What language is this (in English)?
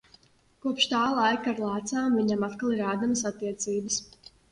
Latvian